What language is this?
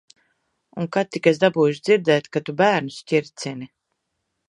Latvian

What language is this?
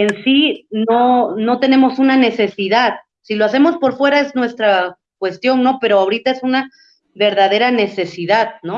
Spanish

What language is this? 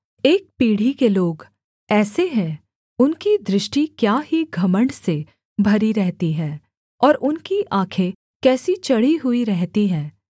Hindi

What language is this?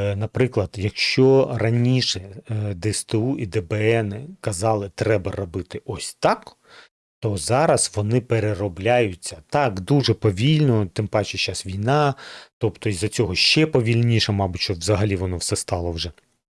Ukrainian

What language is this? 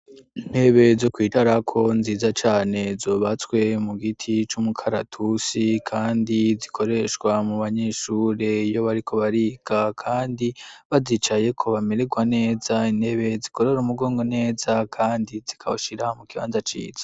Rundi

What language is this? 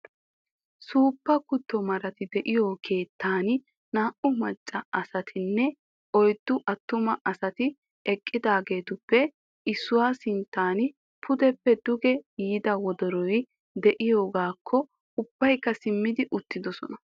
Wolaytta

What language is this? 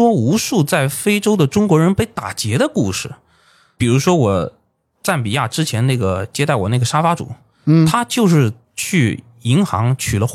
Chinese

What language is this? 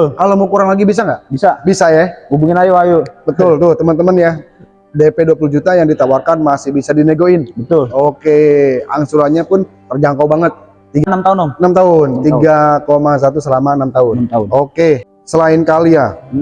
Indonesian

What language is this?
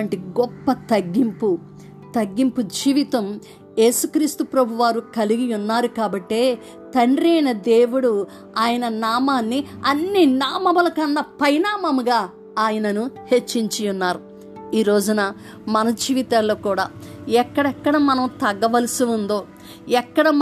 Telugu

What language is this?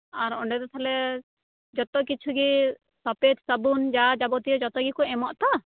Santali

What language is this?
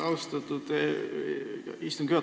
Estonian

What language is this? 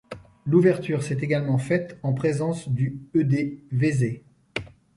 French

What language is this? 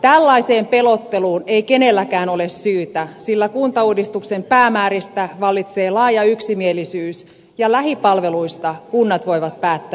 Finnish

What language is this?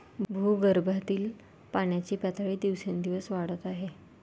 Marathi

